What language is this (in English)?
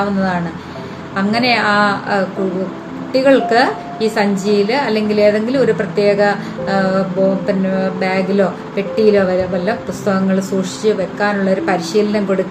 Malayalam